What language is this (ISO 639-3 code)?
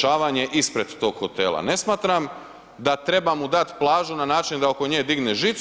hrv